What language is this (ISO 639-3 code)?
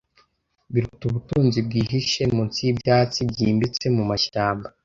kin